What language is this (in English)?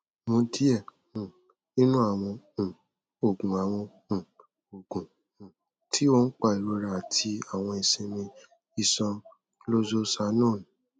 Yoruba